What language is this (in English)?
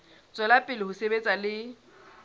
Southern Sotho